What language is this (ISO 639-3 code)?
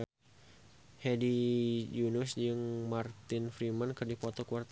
sun